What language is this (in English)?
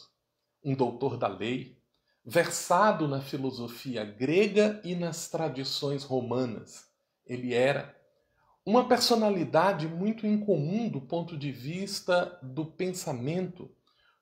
Portuguese